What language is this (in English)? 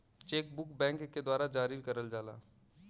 Bhojpuri